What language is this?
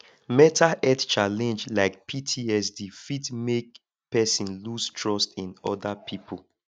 Nigerian Pidgin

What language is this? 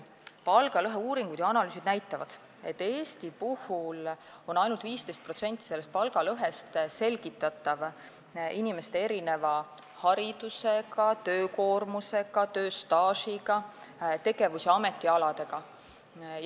Estonian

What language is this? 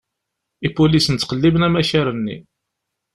Kabyle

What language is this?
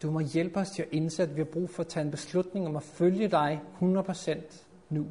Danish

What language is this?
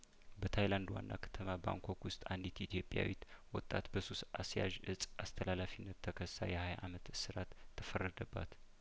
Amharic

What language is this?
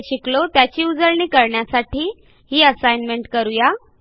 Marathi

